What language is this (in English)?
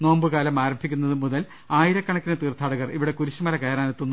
Malayalam